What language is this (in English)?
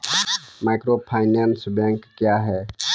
Maithili